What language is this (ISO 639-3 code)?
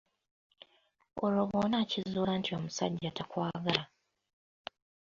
lug